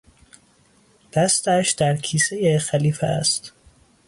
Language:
Persian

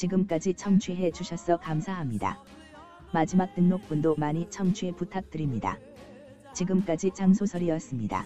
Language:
Korean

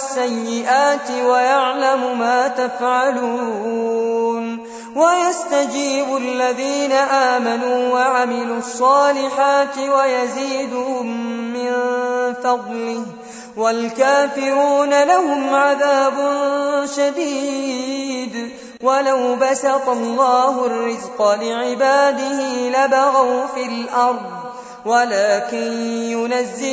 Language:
Arabic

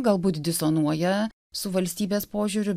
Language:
Lithuanian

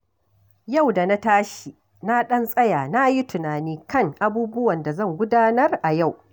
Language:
Hausa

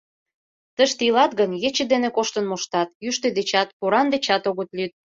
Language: Mari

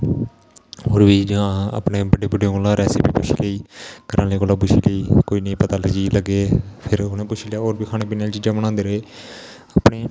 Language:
Dogri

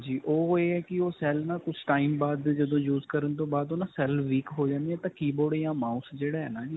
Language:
Punjabi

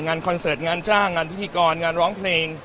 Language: Thai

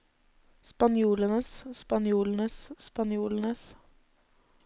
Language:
Norwegian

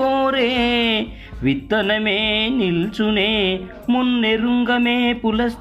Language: Telugu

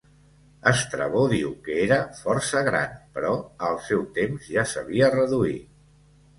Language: Catalan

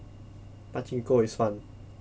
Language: English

